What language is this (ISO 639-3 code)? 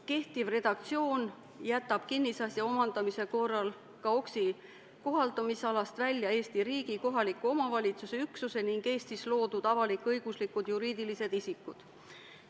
est